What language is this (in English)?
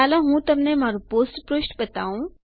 Gujarati